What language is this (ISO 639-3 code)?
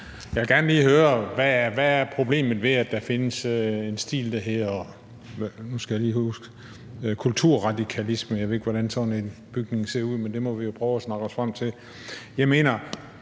dan